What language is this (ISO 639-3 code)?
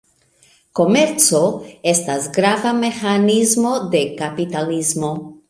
epo